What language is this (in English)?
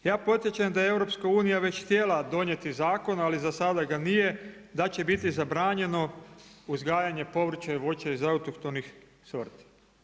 Croatian